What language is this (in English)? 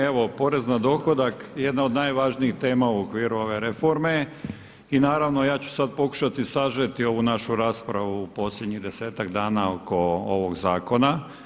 Croatian